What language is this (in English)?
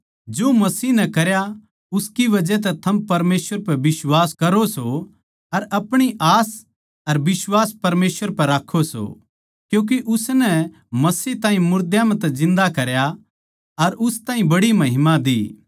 Haryanvi